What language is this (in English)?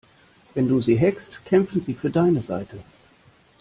German